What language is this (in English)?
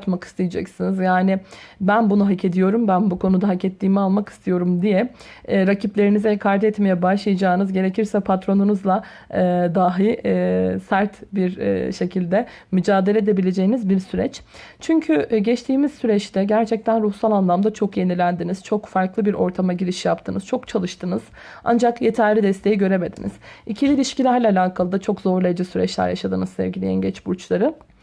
Turkish